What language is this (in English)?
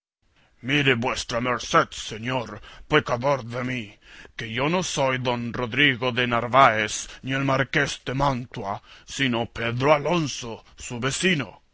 Spanish